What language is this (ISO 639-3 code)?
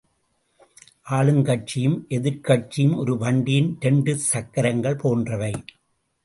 tam